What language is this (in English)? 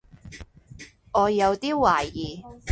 Cantonese